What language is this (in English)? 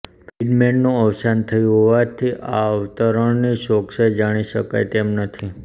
Gujarati